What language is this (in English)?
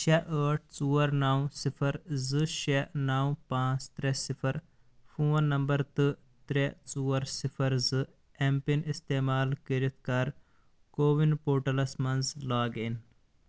Kashmiri